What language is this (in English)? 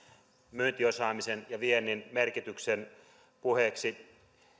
Finnish